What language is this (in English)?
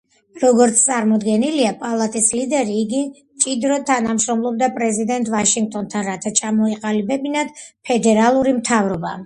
Georgian